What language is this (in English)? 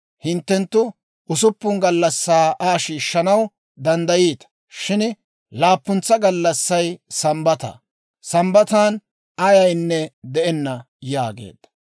Dawro